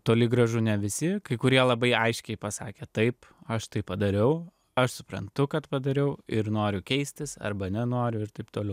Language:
Lithuanian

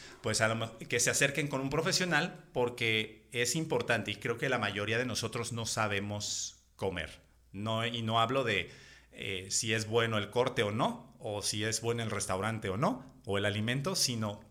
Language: Spanish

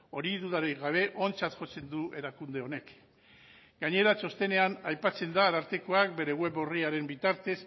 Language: Basque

